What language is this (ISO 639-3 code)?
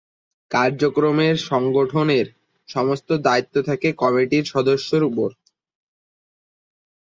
ben